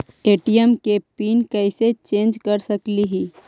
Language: Magahi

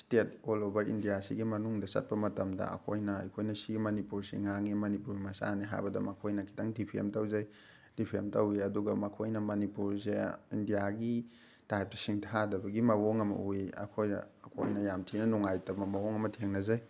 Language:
Manipuri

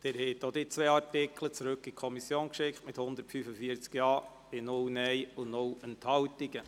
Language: Swiss German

